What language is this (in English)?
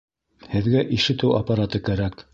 Bashkir